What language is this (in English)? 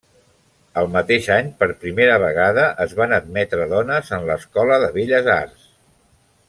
Catalan